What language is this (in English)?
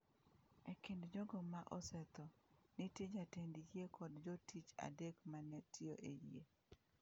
Luo (Kenya and Tanzania)